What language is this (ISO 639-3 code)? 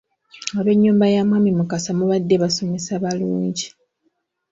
lug